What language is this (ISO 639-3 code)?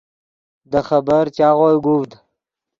ydg